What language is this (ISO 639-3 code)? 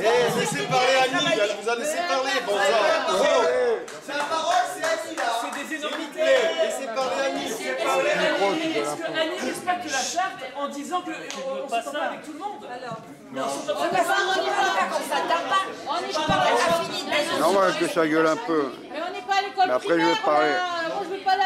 fra